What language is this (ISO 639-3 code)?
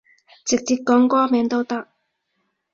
yue